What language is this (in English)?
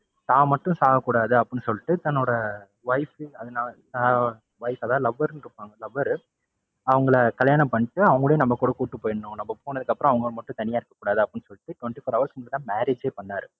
Tamil